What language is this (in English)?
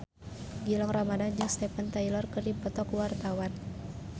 Sundanese